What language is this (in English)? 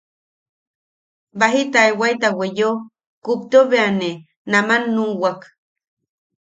Yaqui